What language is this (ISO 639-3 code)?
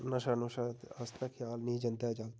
doi